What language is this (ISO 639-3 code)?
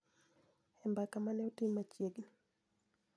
luo